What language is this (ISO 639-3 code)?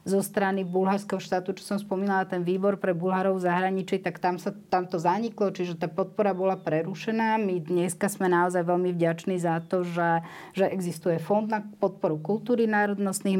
slk